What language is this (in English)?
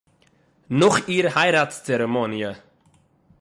Yiddish